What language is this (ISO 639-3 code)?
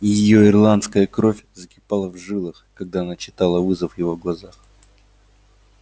rus